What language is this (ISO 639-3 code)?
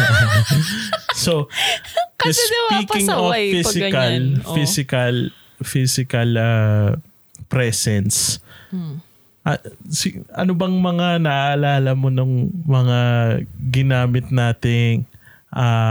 fil